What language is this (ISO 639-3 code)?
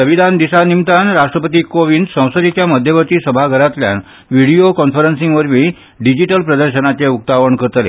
kok